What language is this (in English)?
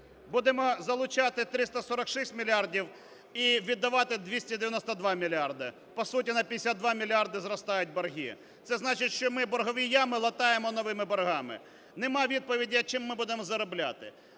Ukrainian